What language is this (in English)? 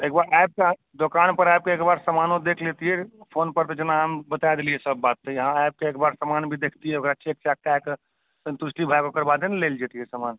Maithili